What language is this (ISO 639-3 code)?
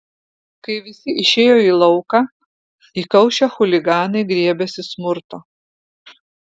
lit